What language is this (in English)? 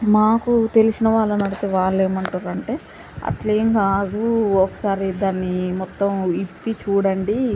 Telugu